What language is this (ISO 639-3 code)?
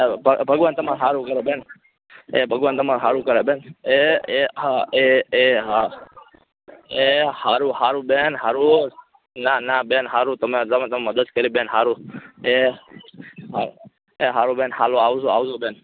guj